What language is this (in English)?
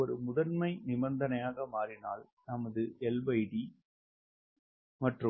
Tamil